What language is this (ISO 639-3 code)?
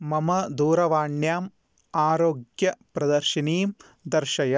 san